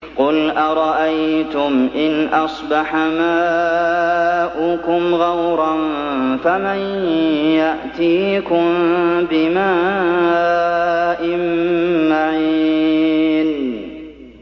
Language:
Arabic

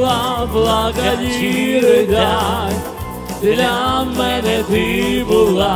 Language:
Romanian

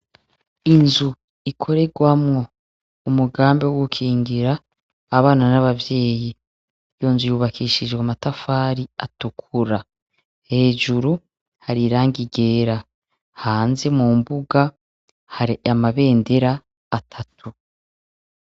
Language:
Rundi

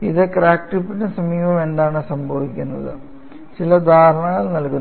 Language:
Malayalam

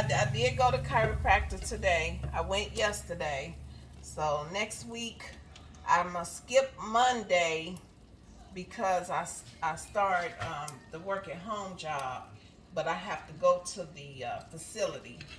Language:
English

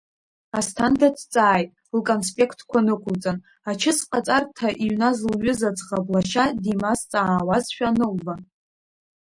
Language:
Abkhazian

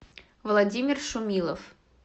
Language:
Russian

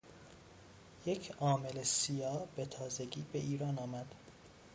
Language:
Persian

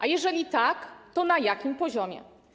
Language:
Polish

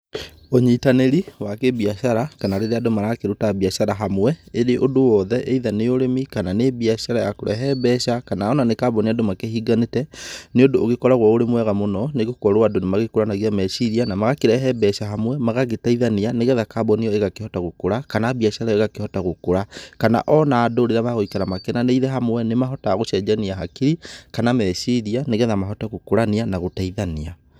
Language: Kikuyu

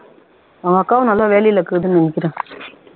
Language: Tamil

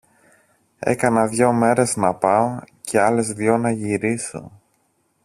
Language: Greek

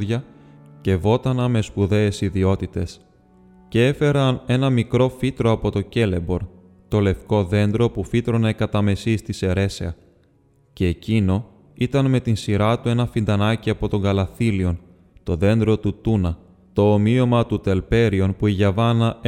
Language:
Greek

